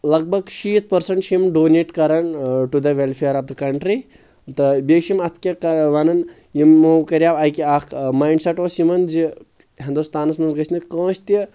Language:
Kashmiri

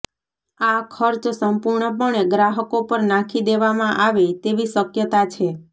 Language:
Gujarati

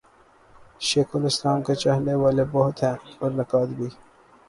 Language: Urdu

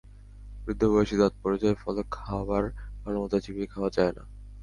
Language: Bangla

